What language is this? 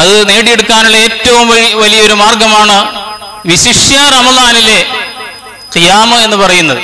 Malayalam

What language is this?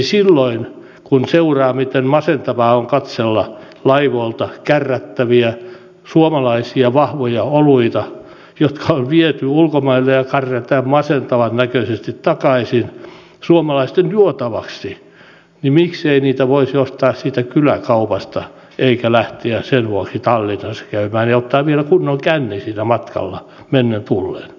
Finnish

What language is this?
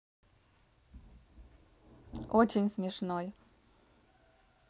Russian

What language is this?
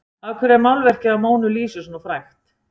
Icelandic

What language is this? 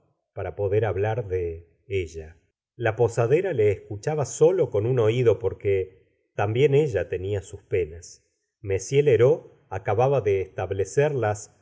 Spanish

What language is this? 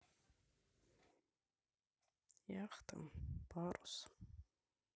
Russian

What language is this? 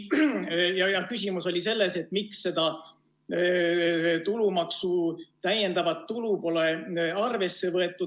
Estonian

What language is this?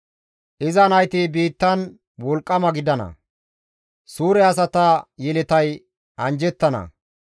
Gamo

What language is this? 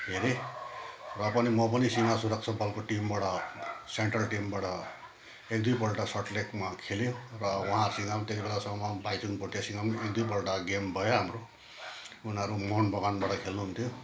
Nepali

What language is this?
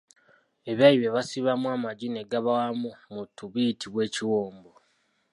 Ganda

